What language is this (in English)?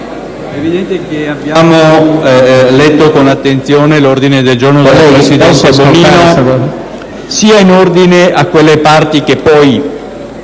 Italian